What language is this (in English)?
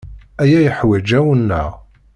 Kabyle